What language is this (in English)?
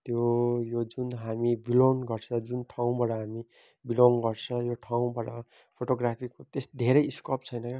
Nepali